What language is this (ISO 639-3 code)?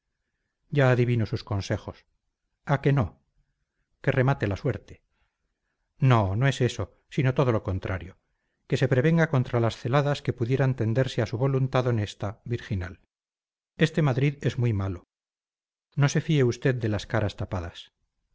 spa